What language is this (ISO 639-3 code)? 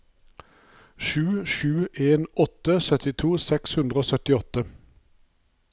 nor